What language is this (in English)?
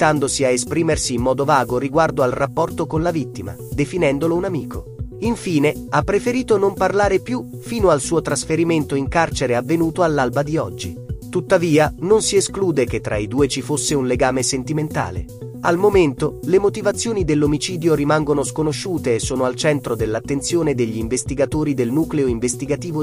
Italian